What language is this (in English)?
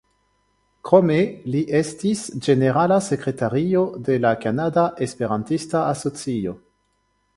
Esperanto